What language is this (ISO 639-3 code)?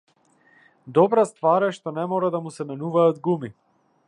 mkd